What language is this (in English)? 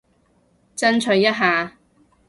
Cantonese